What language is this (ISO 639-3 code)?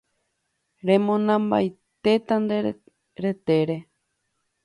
grn